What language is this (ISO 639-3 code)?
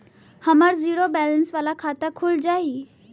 bho